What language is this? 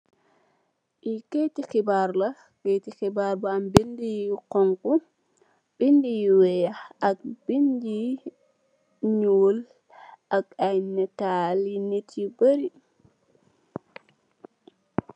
Wolof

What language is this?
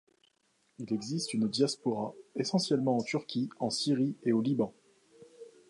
French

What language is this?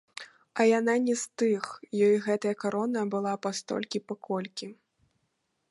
Belarusian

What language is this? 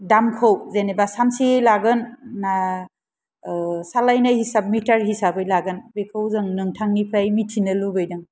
Bodo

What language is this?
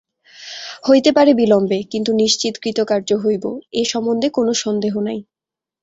Bangla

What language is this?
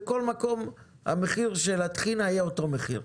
Hebrew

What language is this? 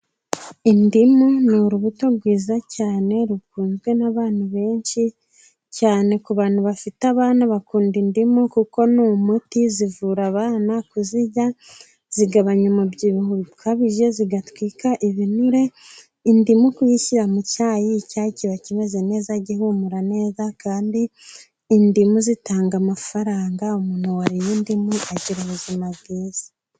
Kinyarwanda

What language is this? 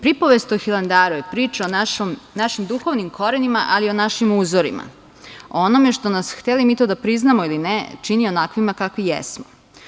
Serbian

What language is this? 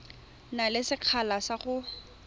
Tswana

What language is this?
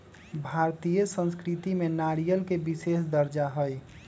Magahi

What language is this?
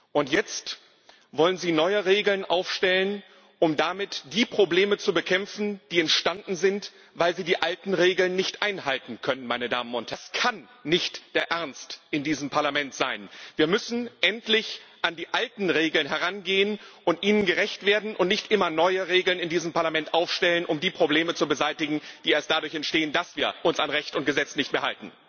German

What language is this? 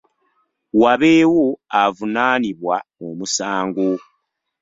Ganda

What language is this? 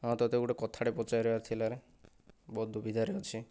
Odia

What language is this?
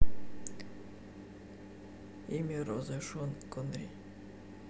Russian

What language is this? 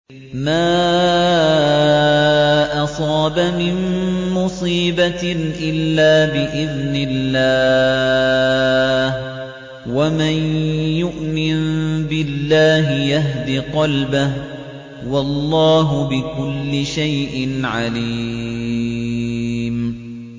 Arabic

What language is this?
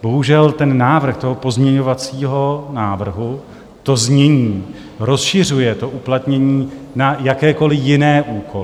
Czech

